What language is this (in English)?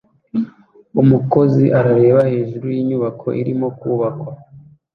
Kinyarwanda